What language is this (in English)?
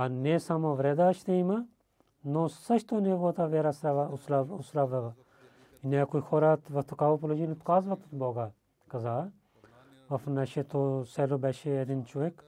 Bulgarian